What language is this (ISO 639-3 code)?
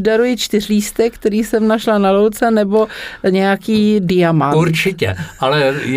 ces